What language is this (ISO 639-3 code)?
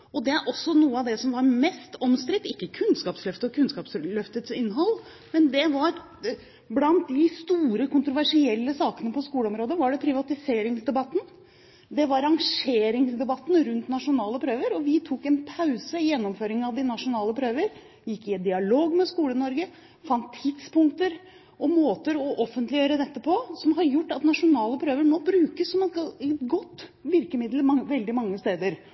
nob